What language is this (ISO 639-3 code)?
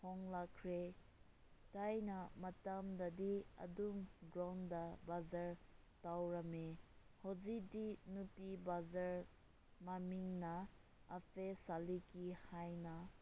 mni